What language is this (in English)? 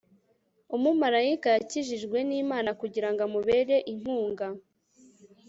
Kinyarwanda